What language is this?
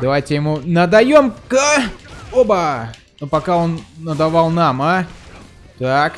Russian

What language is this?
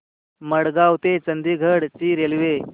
Marathi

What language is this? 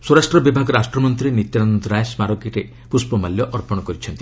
Odia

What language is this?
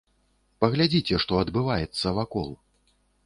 Belarusian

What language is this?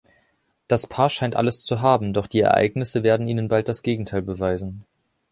German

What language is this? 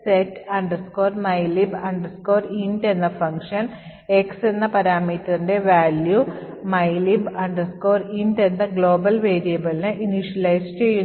Malayalam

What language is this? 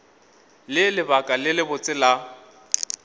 Northern Sotho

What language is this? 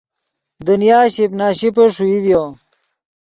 Yidgha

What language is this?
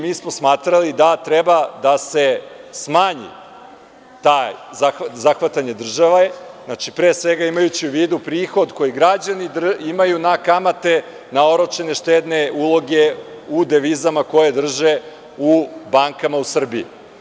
Serbian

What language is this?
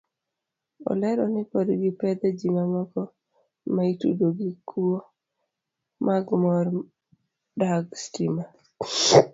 Luo (Kenya and Tanzania)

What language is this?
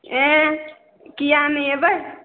Maithili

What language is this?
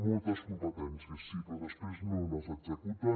Catalan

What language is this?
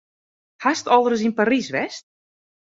Western Frisian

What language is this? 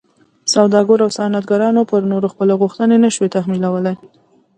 Pashto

